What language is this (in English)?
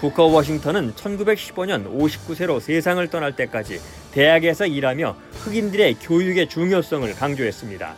Korean